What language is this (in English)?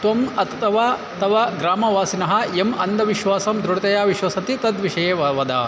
Sanskrit